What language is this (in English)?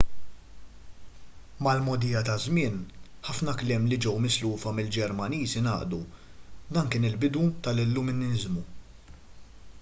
Maltese